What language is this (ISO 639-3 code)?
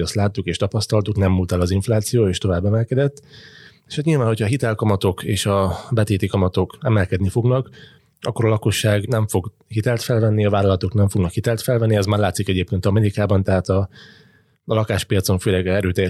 hun